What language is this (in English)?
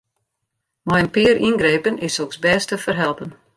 Western Frisian